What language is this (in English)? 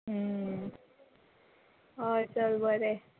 Konkani